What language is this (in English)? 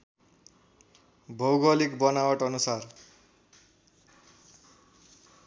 Nepali